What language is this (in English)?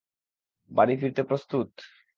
Bangla